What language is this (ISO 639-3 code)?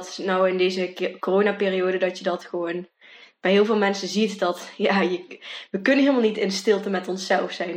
nld